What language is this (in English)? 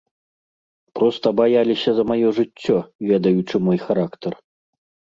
Belarusian